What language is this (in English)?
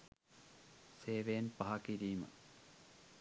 Sinhala